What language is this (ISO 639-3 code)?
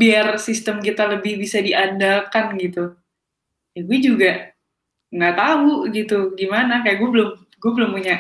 ind